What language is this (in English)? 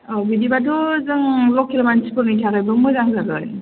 Bodo